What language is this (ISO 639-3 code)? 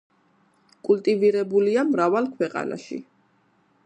kat